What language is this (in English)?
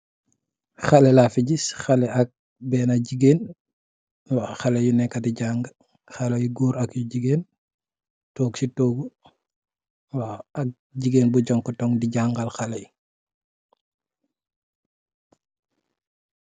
Wolof